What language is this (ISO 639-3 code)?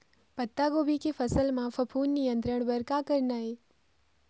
hne